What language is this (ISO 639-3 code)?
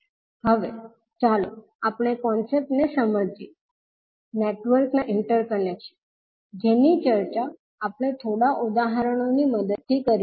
guj